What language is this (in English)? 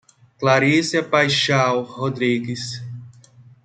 Portuguese